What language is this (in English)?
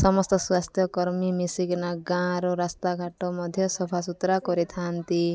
Odia